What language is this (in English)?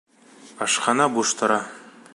Bashkir